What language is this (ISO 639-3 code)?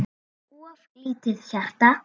isl